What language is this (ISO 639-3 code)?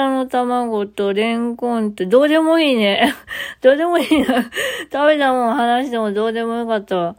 jpn